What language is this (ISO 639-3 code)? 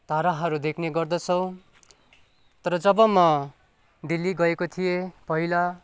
nep